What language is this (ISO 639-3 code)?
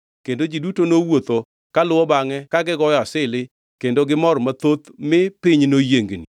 luo